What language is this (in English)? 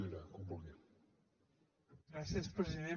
Catalan